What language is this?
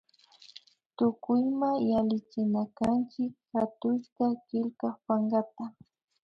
Imbabura Highland Quichua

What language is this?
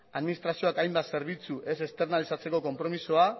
Basque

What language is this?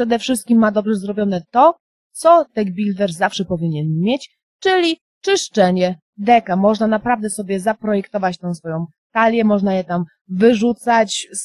Polish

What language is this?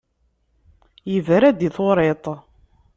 Kabyle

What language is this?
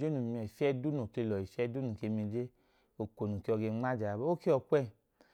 Idoma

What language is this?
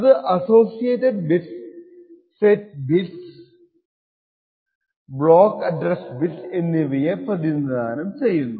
Malayalam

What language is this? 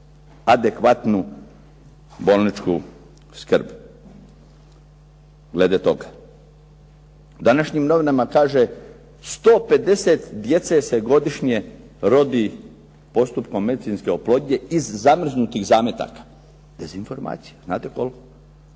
Croatian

